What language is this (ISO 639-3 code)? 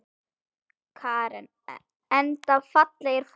isl